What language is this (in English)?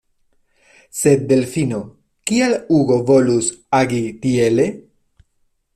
Esperanto